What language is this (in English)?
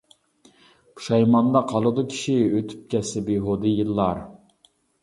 Uyghur